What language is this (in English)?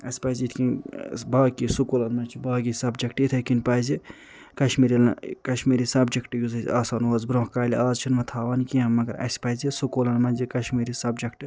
Kashmiri